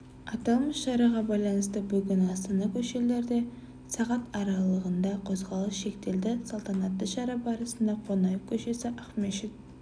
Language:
Kazakh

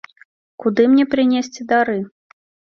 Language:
Belarusian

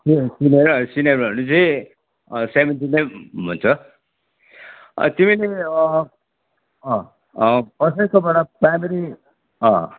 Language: Nepali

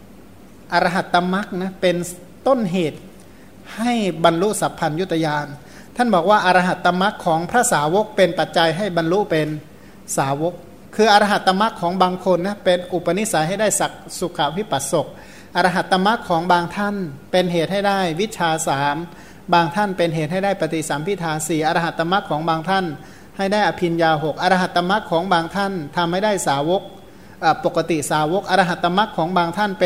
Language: Thai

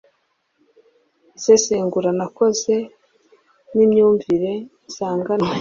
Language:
Kinyarwanda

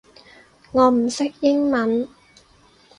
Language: Cantonese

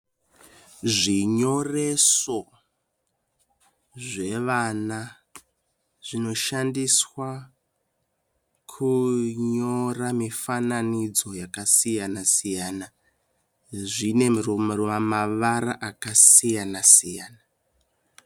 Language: Shona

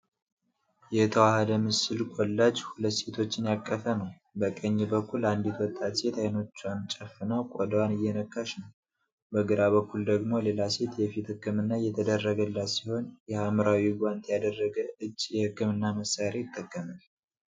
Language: Amharic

